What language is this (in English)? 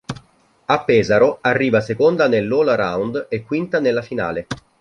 Italian